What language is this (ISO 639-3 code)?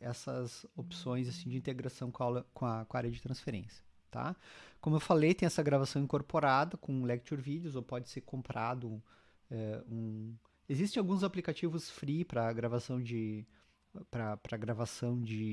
por